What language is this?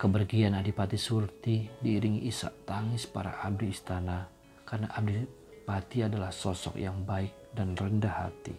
Indonesian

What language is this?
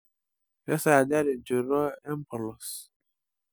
Masai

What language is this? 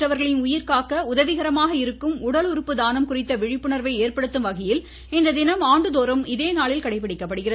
Tamil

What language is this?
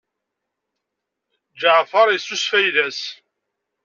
Kabyle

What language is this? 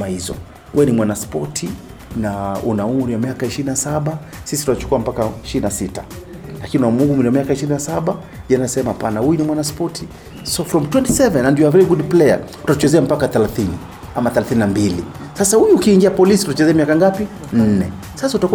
Swahili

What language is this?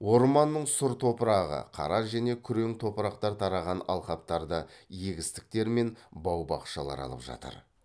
Kazakh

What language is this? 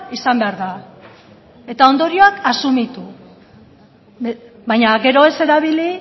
Basque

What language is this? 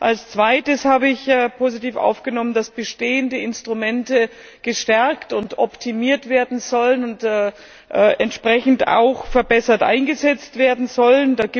German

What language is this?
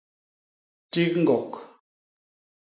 Basaa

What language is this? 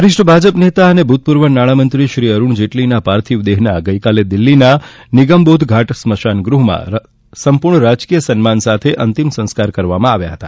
Gujarati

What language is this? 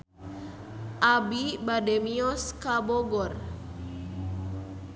Sundanese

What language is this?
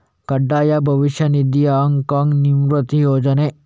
Kannada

